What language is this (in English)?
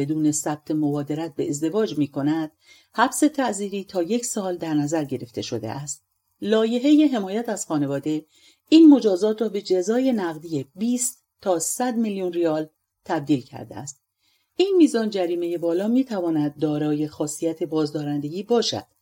Persian